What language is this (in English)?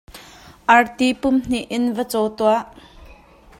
Hakha Chin